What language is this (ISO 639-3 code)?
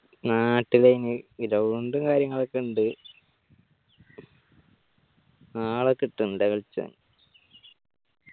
mal